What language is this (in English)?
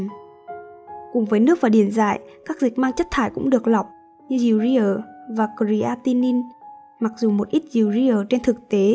Vietnamese